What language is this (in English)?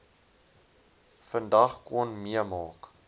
Afrikaans